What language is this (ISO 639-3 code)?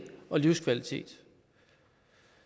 dan